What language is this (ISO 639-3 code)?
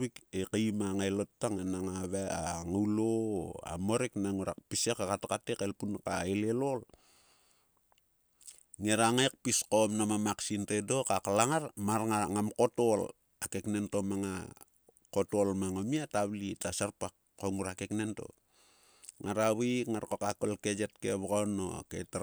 sua